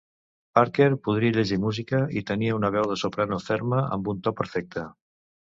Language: Catalan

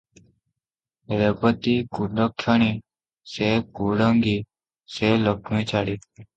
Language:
Odia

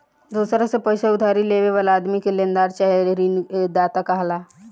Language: Bhojpuri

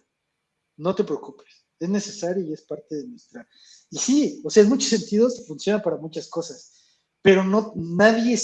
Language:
Spanish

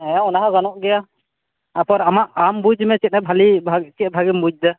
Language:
Santali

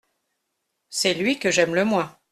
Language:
French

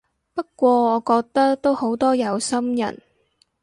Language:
Cantonese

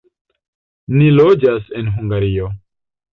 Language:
Esperanto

